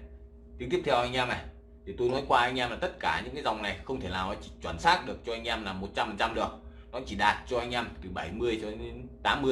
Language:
Vietnamese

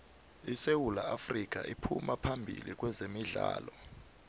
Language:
South Ndebele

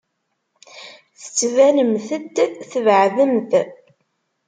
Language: Kabyle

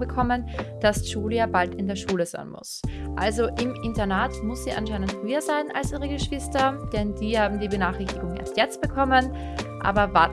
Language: German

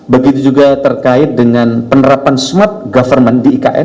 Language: Indonesian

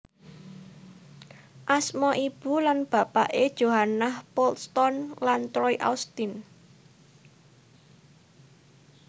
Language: Javanese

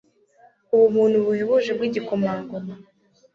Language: Kinyarwanda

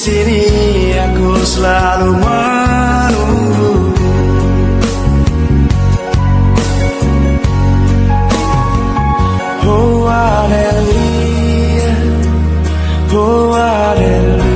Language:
Indonesian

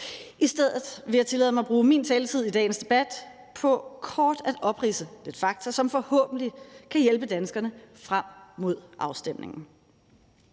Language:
Danish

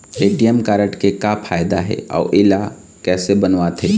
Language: Chhattisgarhi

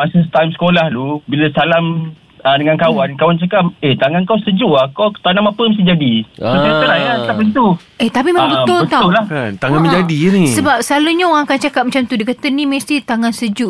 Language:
Malay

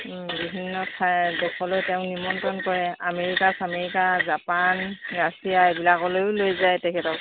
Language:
Assamese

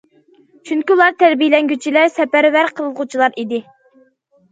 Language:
Uyghur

